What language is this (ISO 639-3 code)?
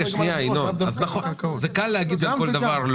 heb